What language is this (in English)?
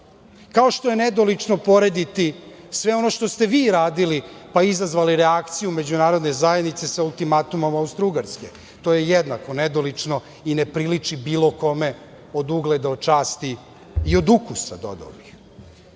Serbian